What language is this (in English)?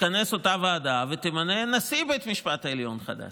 Hebrew